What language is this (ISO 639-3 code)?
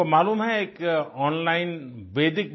hin